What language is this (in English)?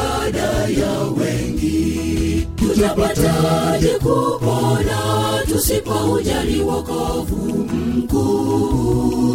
Swahili